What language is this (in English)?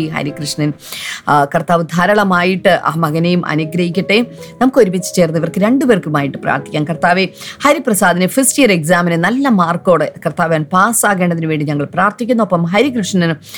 Malayalam